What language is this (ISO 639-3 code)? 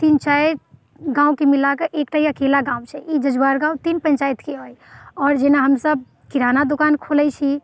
mai